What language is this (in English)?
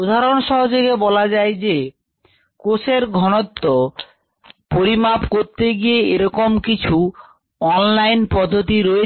Bangla